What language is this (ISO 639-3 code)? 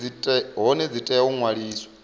ven